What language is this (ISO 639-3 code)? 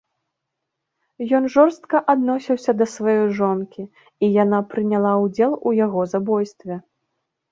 bel